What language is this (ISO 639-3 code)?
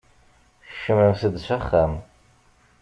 kab